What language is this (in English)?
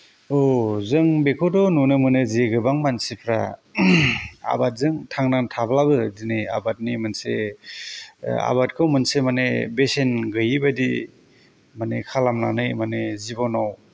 Bodo